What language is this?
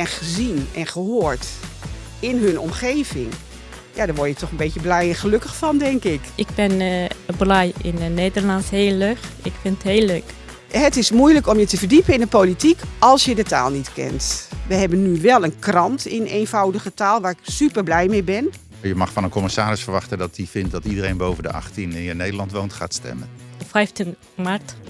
Dutch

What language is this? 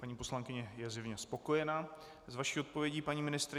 Czech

